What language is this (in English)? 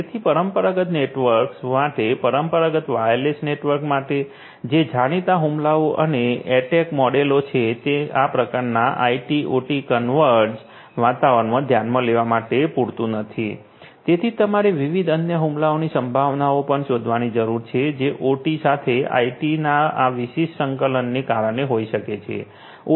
Gujarati